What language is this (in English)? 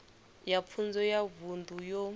Venda